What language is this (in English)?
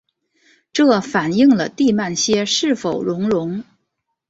Chinese